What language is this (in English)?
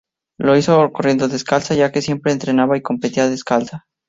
Spanish